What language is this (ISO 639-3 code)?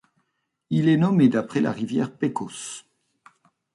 fra